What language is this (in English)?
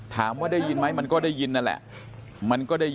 Thai